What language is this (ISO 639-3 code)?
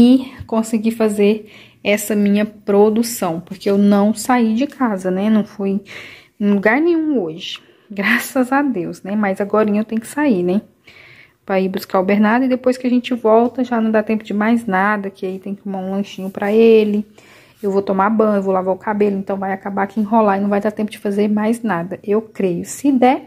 por